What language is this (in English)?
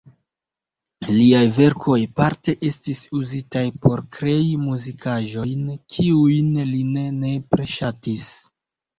Esperanto